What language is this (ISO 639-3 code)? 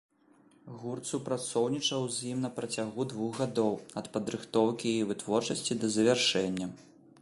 bel